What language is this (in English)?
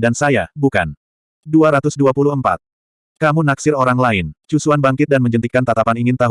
Indonesian